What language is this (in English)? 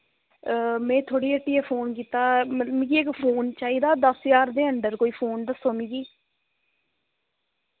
Dogri